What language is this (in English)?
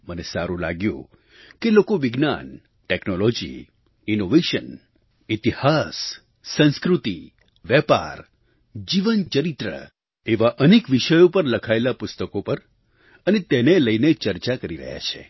Gujarati